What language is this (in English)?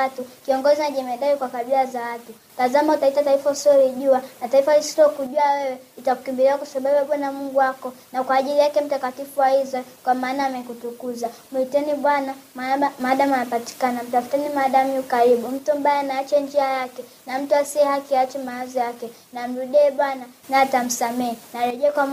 Swahili